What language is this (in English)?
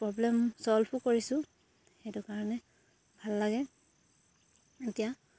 Assamese